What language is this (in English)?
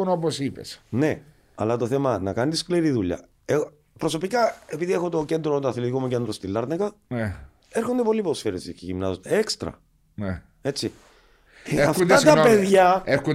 Greek